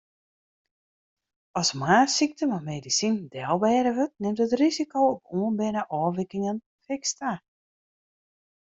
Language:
Western Frisian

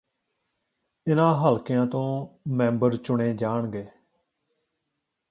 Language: Punjabi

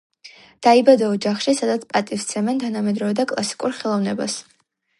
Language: Georgian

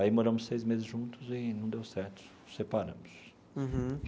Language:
Portuguese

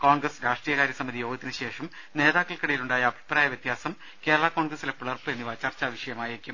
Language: Malayalam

